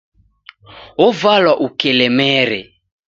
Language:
Taita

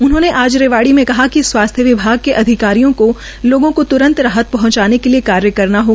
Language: Hindi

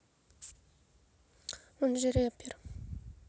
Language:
Russian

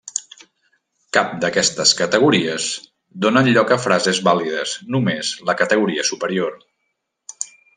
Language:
Catalan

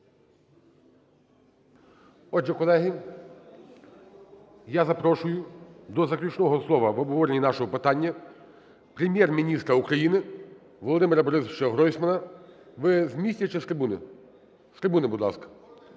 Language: Ukrainian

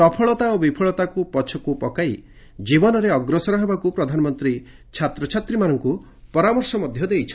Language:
Odia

